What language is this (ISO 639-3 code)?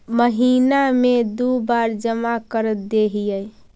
mag